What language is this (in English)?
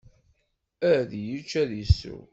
Kabyle